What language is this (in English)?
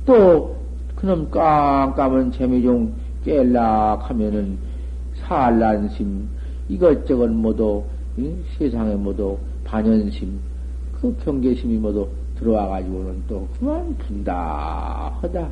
Korean